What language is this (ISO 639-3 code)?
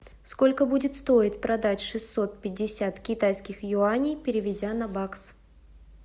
rus